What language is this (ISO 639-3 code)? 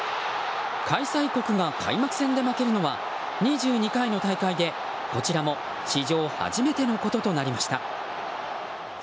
jpn